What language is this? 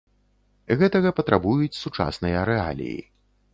Belarusian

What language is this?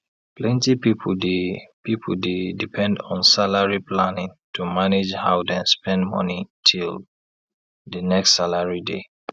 Nigerian Pidgin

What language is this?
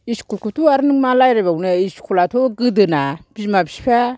Bodo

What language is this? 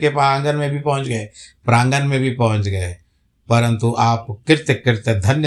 Hindi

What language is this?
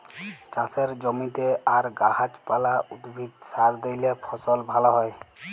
Bangla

